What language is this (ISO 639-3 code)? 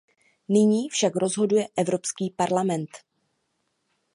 ces